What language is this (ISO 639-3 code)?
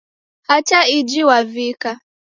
dav